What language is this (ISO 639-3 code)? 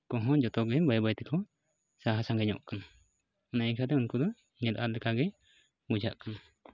sat